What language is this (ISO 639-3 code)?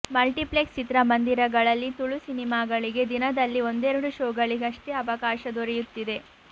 kan